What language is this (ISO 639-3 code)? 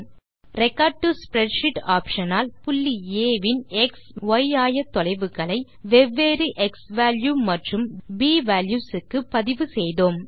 tam